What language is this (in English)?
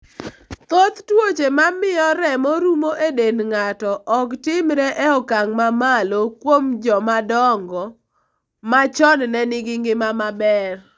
Luo (Kenya and Tanzania)